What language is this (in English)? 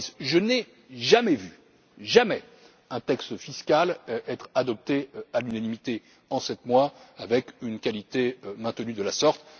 French